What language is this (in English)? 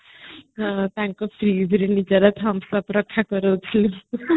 Odia